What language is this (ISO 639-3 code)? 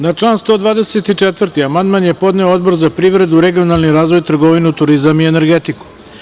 srp